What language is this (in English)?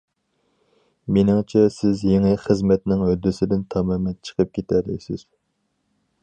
Uyghur